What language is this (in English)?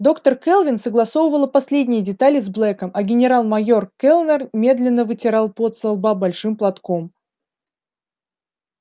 Russian